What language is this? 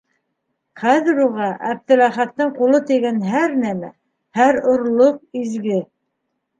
Bashkir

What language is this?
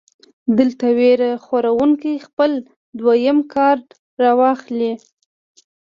Pashto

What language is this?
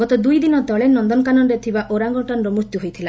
Odia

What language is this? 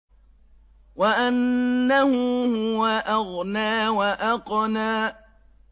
Arabic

